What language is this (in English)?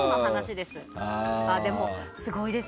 Japanese